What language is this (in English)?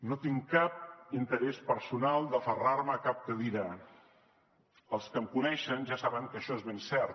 Catalan